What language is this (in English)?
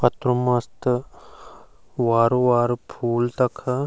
Garhwali